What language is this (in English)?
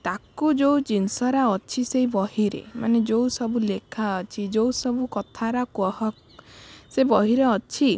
Odia